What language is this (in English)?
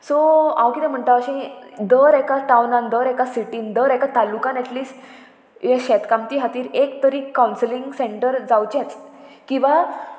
Konkani